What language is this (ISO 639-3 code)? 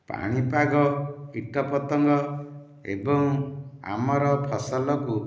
ori